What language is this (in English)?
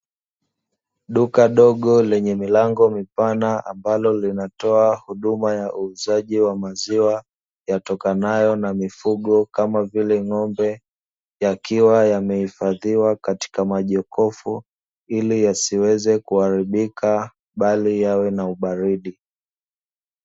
Swahili